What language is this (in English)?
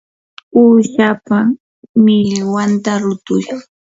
Yanahuanca Pasco Quechua